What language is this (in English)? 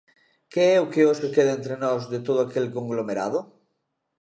Galician